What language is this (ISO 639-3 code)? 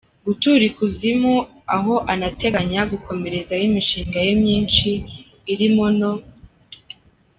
kin